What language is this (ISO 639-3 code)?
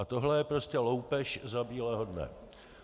ces